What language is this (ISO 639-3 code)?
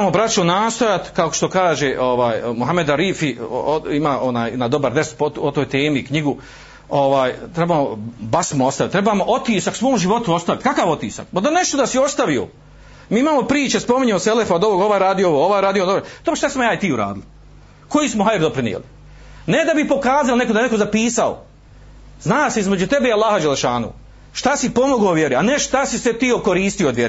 hrv